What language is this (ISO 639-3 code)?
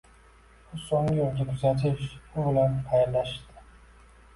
uzb